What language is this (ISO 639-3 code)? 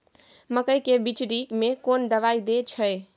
mai